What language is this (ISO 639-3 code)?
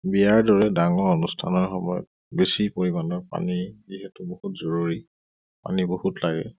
asm